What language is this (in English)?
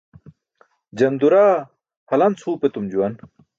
Burushaski